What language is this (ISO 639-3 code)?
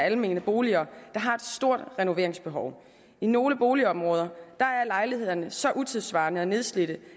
dan